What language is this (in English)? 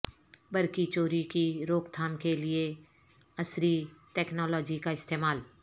Urdu